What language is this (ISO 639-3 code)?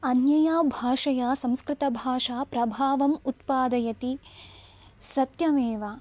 san